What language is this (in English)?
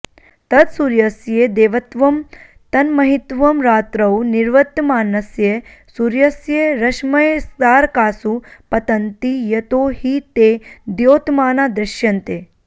Sanskrit